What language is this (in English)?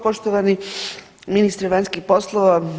Croatian